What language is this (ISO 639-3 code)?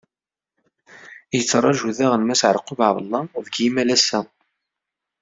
kab